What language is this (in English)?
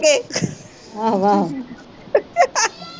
Punjabi